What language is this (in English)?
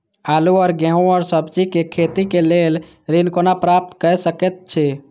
Maithili